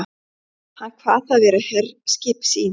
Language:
Icelandic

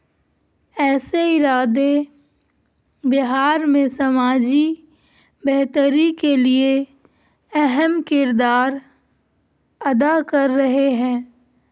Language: Urdu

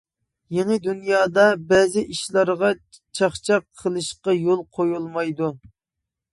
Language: Uyghur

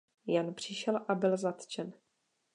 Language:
Czech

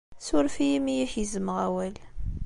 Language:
Kabyle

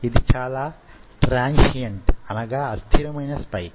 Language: Telugu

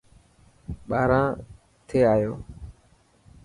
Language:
Dhatki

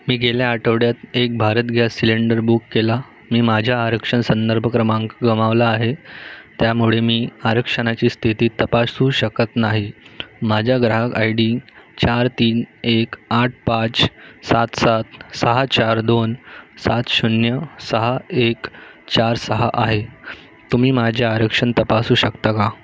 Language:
Marathi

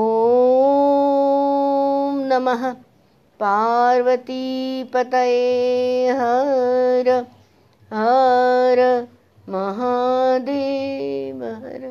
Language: Hindi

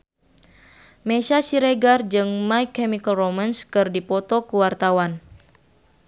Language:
Sundanese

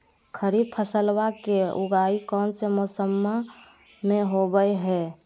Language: Magahi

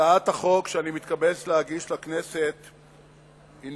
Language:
Hebrew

